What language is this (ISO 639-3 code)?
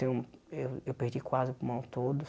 por